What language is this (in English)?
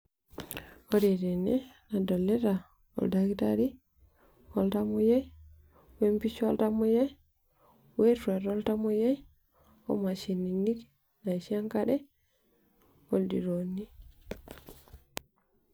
Masai